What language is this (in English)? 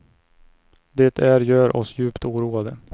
Swedish